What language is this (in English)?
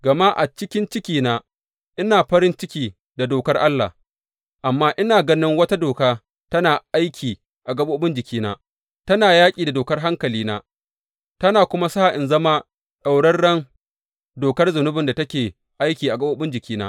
Hausa